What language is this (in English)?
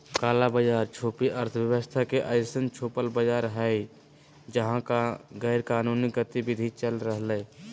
Magahi